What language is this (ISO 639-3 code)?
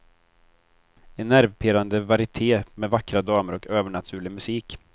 swe